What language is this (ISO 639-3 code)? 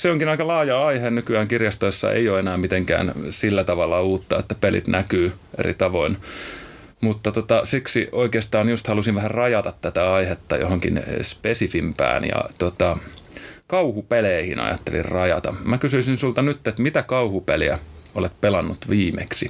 fin